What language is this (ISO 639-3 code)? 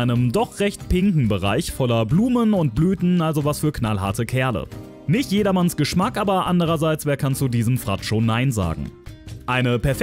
deu